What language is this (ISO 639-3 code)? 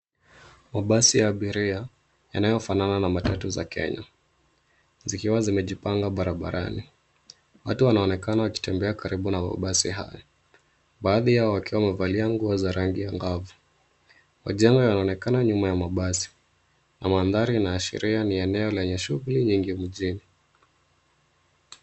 swa